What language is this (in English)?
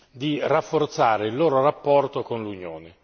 Italian